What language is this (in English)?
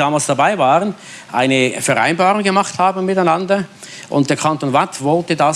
German